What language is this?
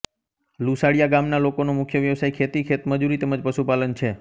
Gujarati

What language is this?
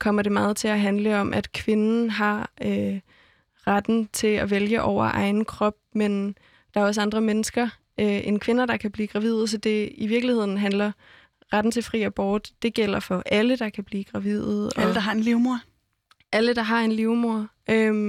Danish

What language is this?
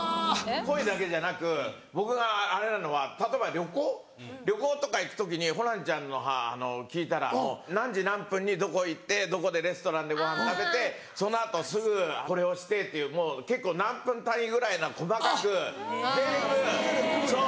Japanese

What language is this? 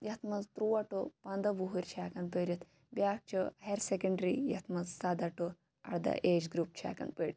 Kashmiri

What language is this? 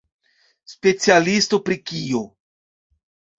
Esperanto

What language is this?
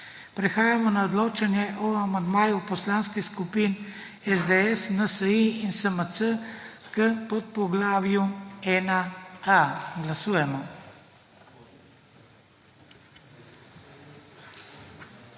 Slovenian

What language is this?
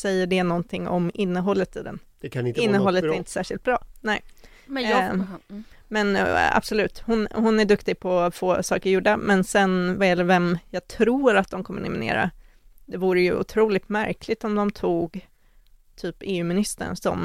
Swedish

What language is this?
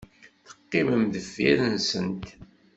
Kabyle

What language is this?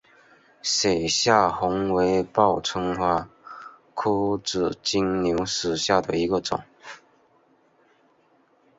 Chinese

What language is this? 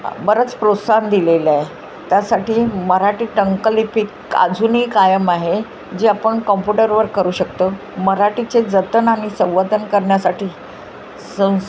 Marathi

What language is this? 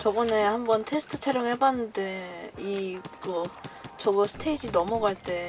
Korean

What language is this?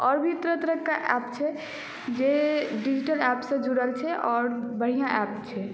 Maithili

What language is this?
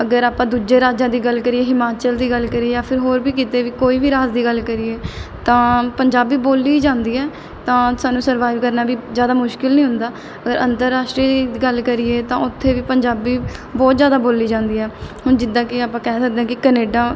Punjabi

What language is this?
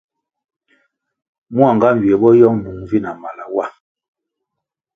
Kwasio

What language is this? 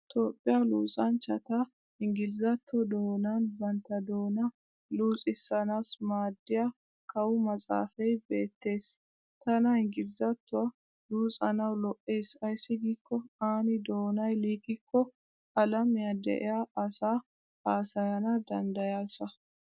Wolaytta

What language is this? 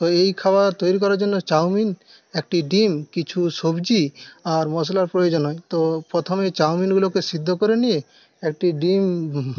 Bangla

